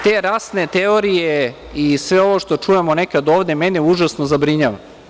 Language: Serbian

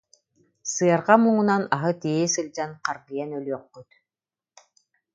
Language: Yakut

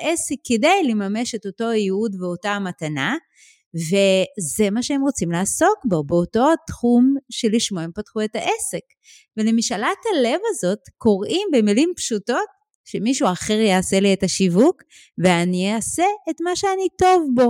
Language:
Hebrew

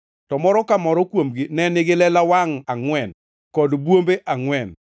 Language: Luo (Kenya and Tanzania)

